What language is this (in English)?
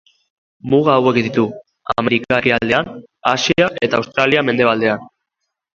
Basque